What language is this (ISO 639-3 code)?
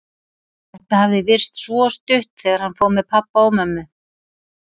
isl